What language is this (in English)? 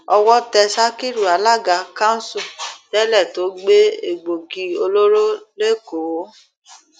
Yoruba